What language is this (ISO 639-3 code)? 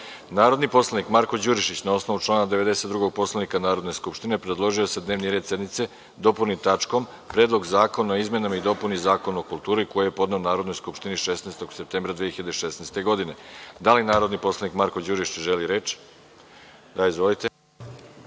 srp